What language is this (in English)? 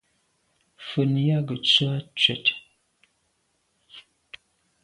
Medumba